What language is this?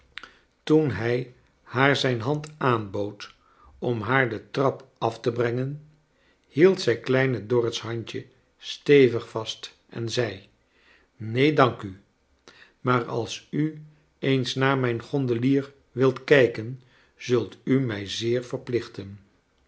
Dutch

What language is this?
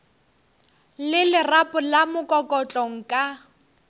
Northern Sotho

